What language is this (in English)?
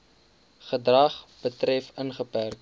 Afrikaans